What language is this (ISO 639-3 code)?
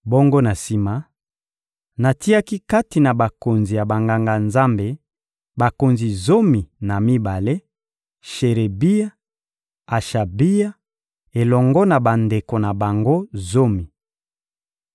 lin